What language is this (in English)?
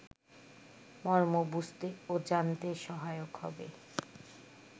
Bangla